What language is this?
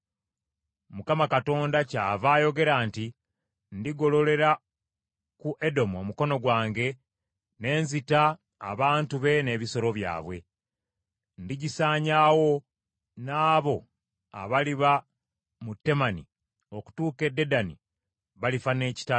Ganda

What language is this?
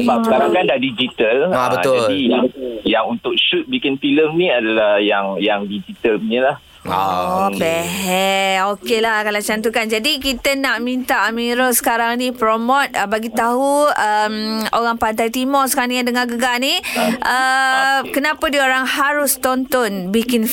Malay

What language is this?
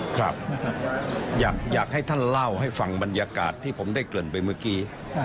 Thai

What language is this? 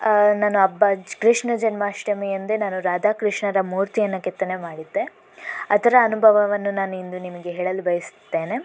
Kannada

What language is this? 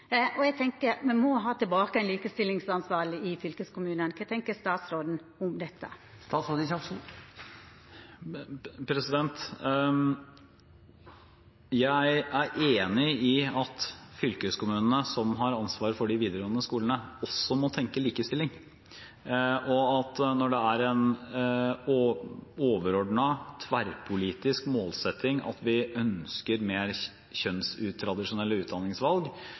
Norwegian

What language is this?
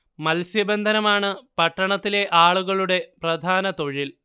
Malayalam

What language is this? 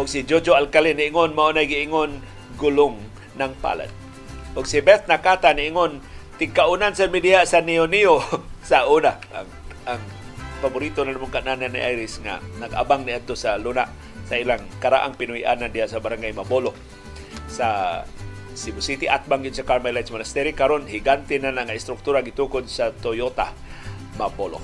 Filipino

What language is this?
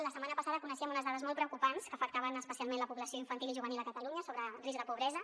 Catalan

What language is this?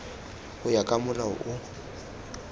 Tswana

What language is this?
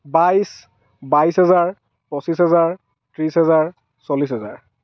Assamese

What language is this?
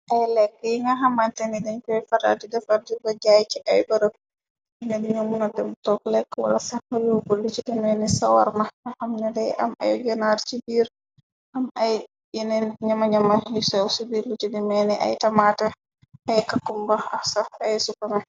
Wolof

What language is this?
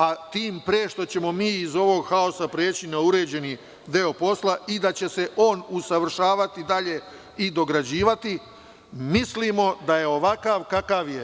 Serbian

